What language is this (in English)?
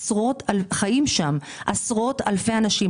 Hebrew